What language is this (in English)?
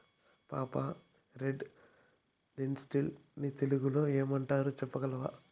Telugu